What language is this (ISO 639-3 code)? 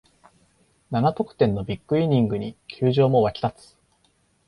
jpn